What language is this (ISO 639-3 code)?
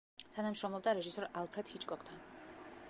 kat